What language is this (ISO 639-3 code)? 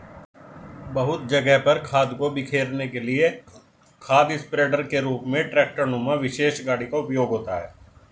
hin